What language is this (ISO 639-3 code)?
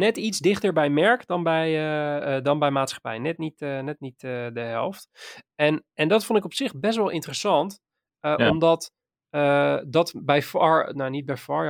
nld